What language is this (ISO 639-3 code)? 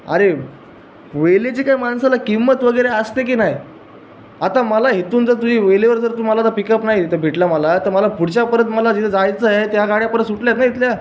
mar